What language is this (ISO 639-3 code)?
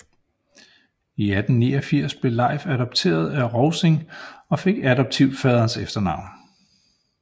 dan